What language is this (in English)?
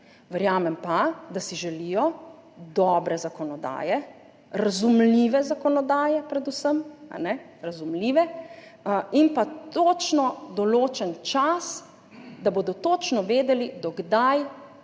Slovenian